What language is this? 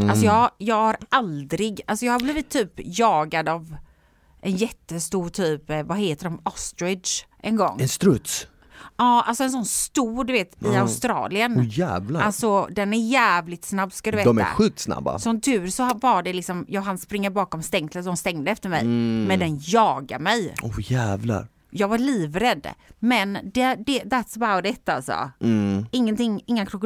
Swedish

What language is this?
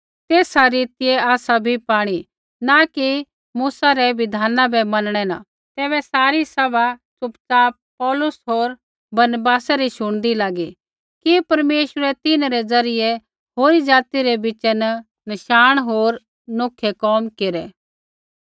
Kullu Pahari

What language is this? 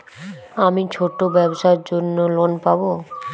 Bangla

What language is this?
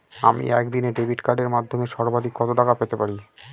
Bangla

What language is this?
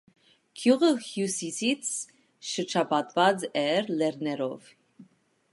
Armenian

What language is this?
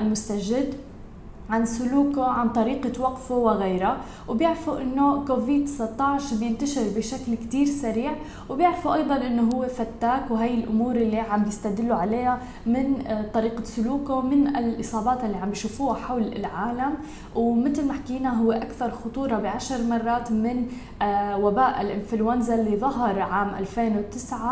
Arabic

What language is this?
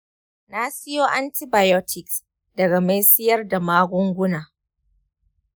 Hausa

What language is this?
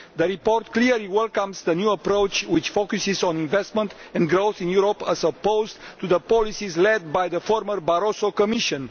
English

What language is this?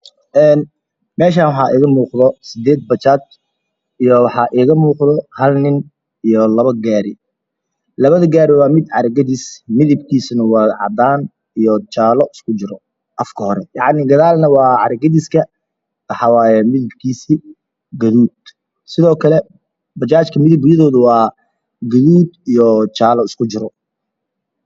Somali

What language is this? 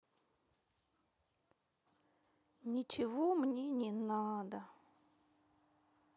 Russian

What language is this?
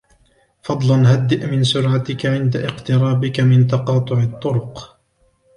Arabic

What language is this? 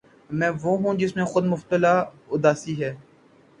Urdu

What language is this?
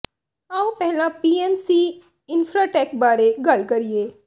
Punjabi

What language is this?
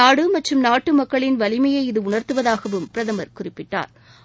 Tamil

